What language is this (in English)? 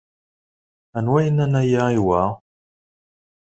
Kabyle